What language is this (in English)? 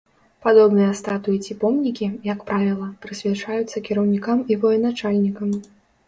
Belarusian